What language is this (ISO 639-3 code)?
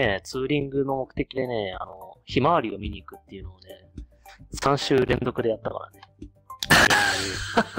jpn